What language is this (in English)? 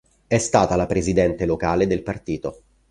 Italian